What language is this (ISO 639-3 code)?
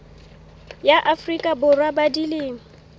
sot